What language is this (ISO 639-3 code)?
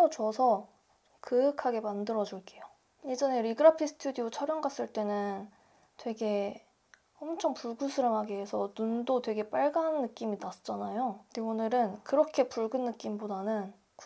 kor